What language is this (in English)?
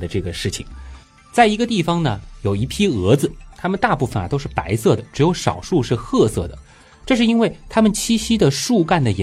Chinese